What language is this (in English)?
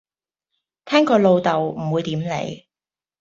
Cantonese